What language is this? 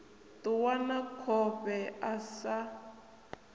Venda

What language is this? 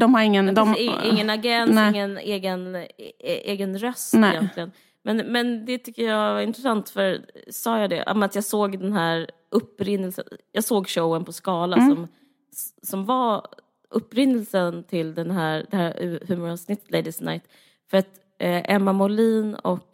Swedish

